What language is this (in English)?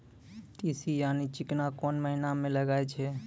Maithili